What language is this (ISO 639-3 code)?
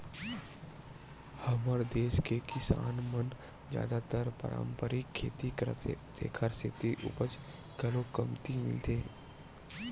hne